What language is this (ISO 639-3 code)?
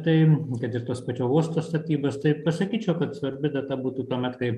lit